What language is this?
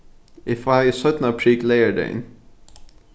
Faroese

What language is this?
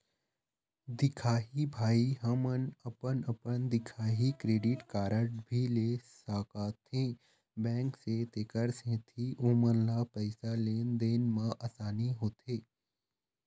Chhattisgarhi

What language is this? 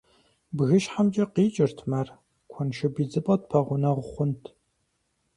Kabardian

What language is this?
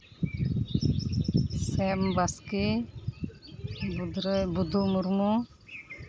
Santali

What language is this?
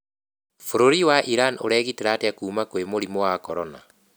Kikuyu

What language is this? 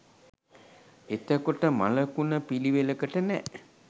Sinhala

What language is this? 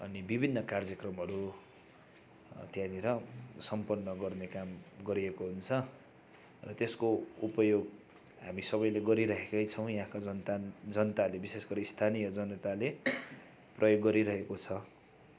Nepali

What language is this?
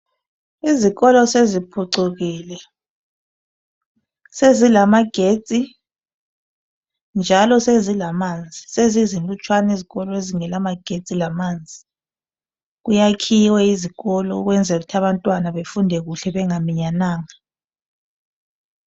North Ndebele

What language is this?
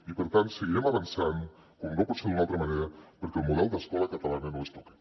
Catalan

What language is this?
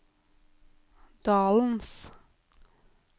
Norwegian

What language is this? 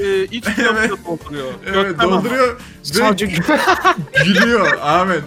Turkish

